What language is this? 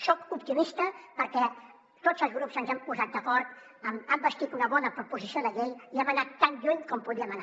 Catalan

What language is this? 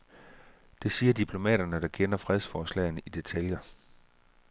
Danish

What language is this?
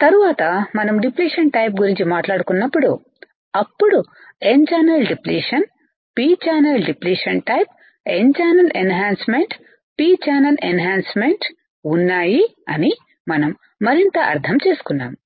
Telugu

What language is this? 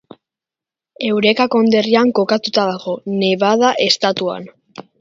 Basque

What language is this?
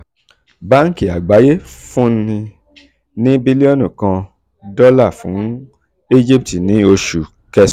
Yoruba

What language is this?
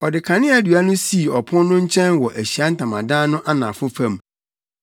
Akan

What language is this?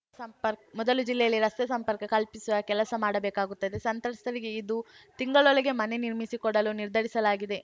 Kannada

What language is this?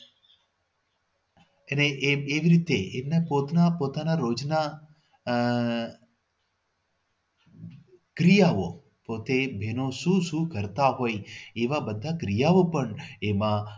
Gujarati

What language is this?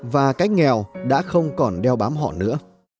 Vietnamese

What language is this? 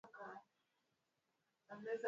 Swahili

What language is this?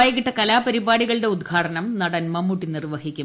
Malayalam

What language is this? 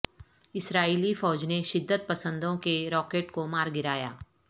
Urdu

